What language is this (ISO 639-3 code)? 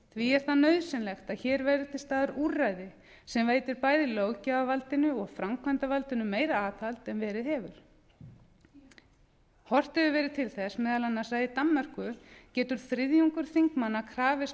isl